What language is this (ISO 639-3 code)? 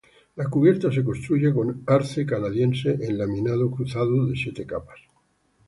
spa